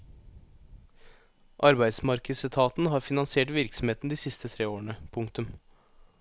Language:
Norwegian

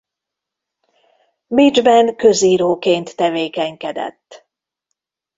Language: Hungarian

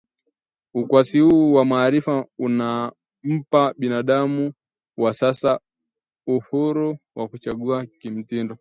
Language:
Swahili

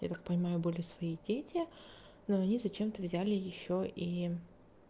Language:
Russian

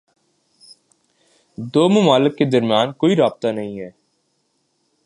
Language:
Urdu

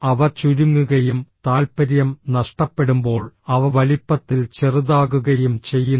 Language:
Malayalam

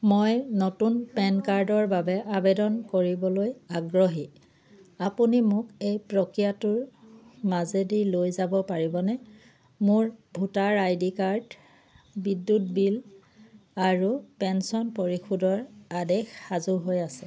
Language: Assamese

